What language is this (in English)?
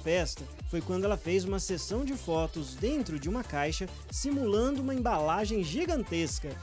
Portuguese